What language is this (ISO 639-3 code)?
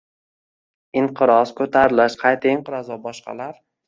uzb